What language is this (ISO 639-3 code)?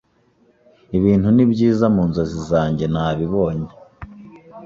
kin